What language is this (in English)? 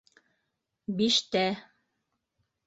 Bashkir